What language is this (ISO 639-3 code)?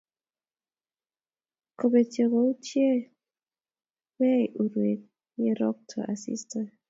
kln